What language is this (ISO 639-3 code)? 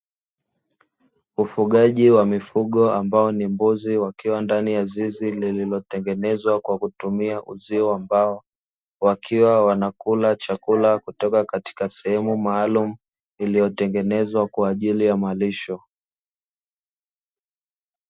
swa